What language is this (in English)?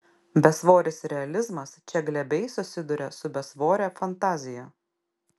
Lithuanian